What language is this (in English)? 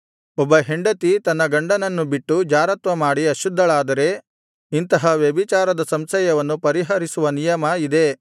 Kannada